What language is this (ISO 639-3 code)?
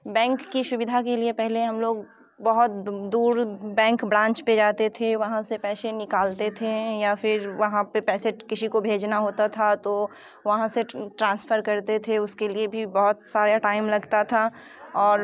hin